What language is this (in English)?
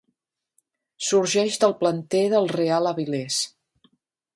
Catalan